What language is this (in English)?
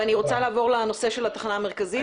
Hebrew